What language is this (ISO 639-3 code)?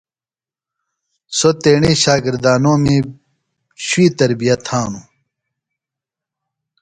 phl